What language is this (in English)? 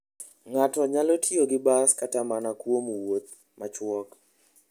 Luo (Kenya and Tanzania)